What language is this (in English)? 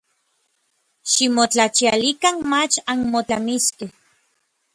Orizaba Nahuatl